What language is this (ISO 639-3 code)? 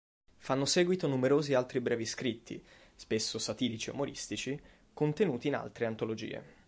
ita